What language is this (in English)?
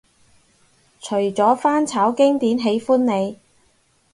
Cantonese